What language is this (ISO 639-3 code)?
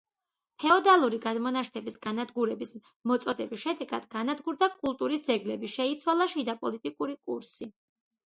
kat